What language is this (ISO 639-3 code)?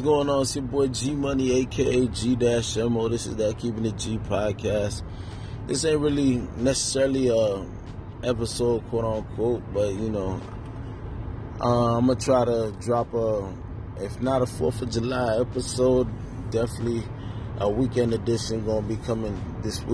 eng